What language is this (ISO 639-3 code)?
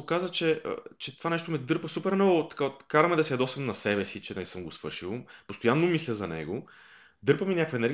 bul